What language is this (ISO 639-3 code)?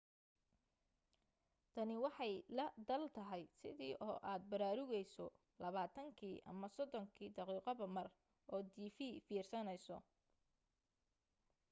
som